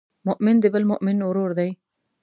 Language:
Pashto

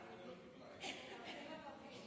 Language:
Hebrew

